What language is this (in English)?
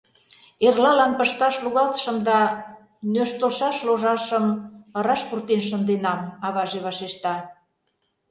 Mari